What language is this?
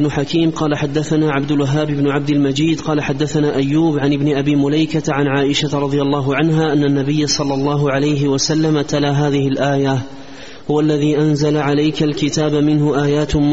Arabic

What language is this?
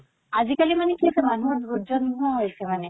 Assamese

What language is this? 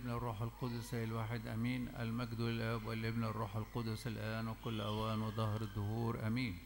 Arabic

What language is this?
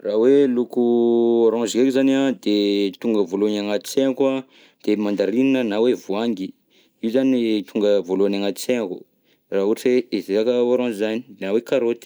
Southern Betsimisaraka Malagasy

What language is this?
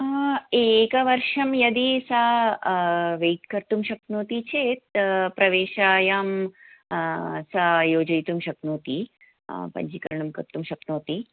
Sanskrit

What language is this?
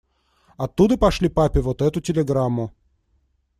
Russian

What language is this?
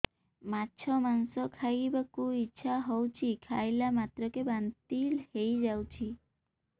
Odia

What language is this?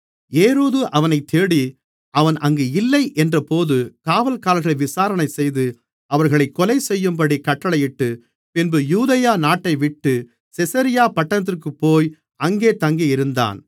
Tamil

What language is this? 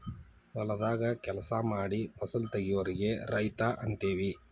Kannada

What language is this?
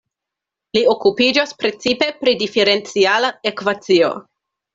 Esperanto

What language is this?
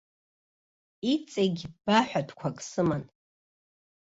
Abkhazian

